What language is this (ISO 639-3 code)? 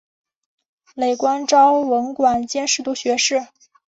zho